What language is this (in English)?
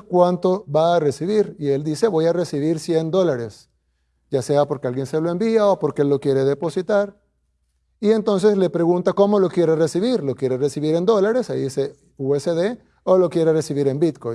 Spanish